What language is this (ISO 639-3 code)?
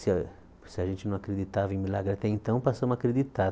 por